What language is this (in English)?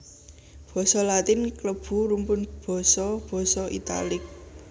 Javanese